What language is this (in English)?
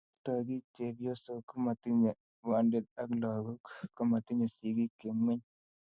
Kalenjin